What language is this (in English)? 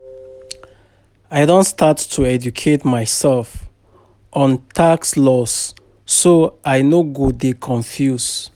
Nigerian Pidgin